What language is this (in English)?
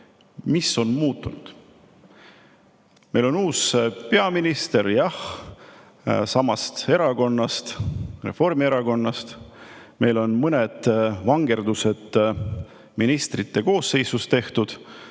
Estonian